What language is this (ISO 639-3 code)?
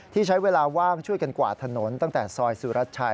tha